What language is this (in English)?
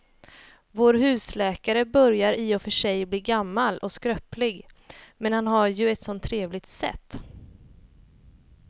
Swedish